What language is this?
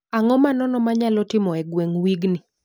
Luo (Kenya and Tanzania)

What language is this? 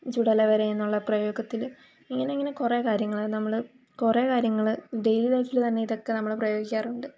Malayalam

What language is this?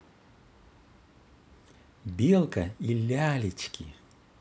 Russian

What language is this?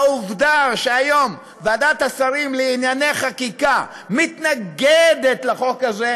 Hebrew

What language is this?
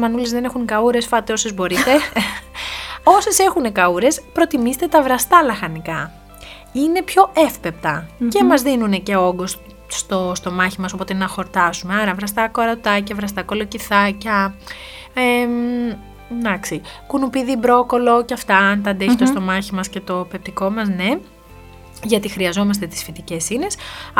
Greek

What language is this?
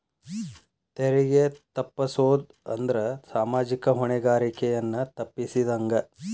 Kannada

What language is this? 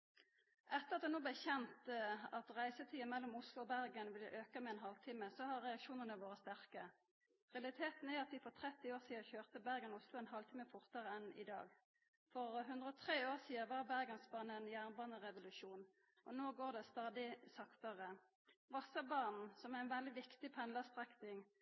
Norwegian Nynorsk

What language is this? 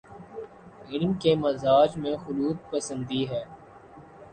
Urdu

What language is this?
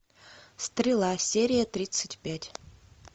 Russian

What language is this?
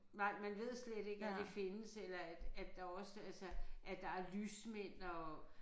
Danish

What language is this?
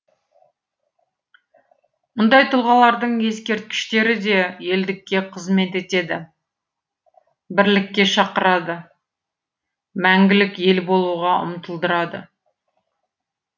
Kazakh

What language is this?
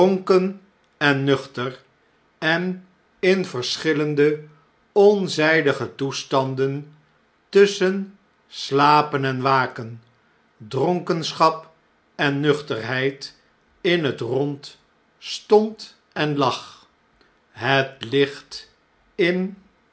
Dutch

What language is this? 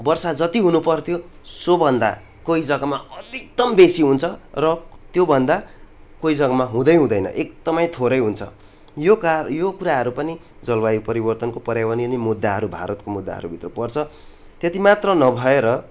Nepali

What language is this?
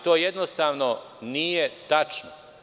Serbian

